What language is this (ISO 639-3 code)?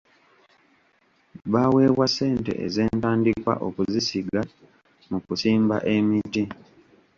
lug